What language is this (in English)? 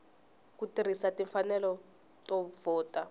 Tsonga